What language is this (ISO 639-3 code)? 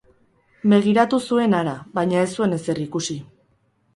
eus